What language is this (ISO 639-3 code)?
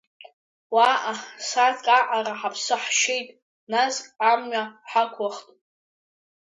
abk